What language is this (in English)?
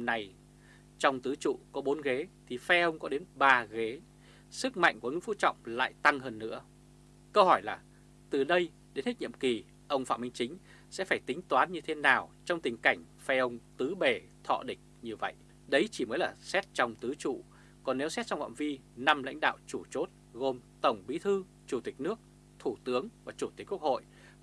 Vietnamese